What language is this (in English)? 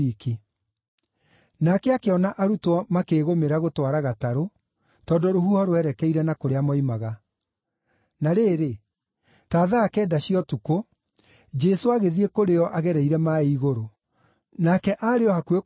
Kikuyu